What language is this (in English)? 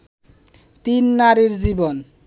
Bangla